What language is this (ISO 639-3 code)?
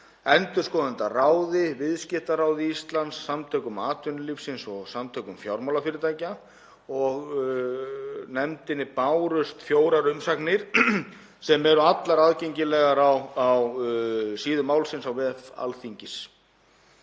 isl